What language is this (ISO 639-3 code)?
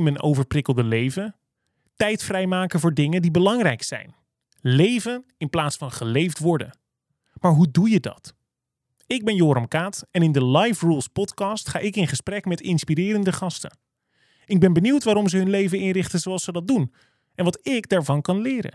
nld